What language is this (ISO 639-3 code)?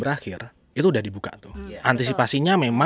ind